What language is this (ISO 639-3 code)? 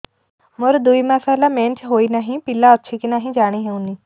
ori